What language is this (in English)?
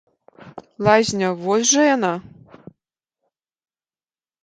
Belarusian